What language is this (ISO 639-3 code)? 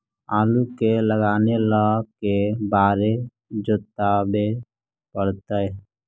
mag